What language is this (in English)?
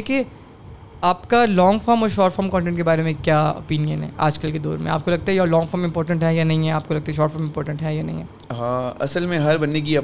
Urdu